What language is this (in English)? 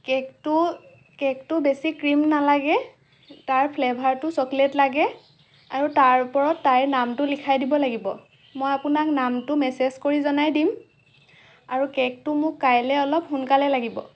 Assamese